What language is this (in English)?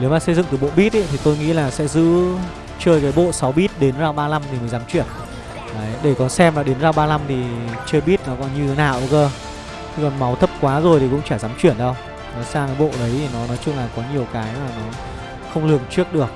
Vietnamese